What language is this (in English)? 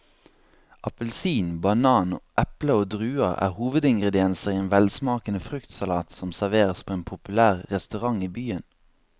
Norwegian